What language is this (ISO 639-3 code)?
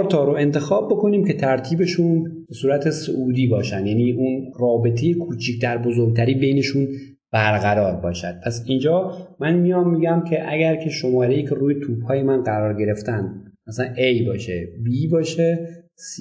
fas